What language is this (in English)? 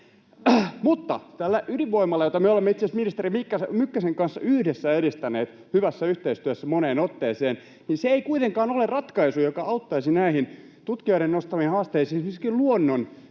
Finnish